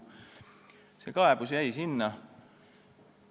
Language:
Estonian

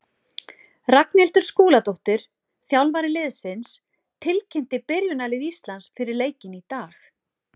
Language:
Icelandic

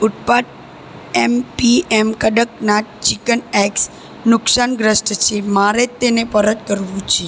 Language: Gujarati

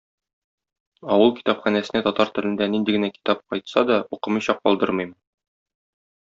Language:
Tatar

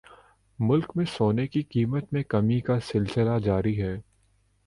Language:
Urdu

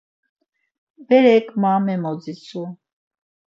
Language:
Laz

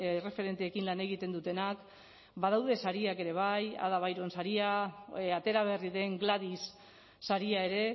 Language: Basque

